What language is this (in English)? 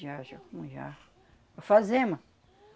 Portuguese